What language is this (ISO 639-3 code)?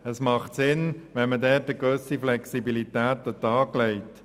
gsw